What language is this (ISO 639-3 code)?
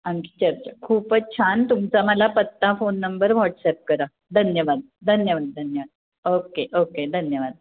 mar